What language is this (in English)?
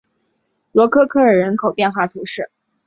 Chinese